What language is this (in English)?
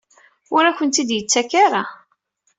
Kabyle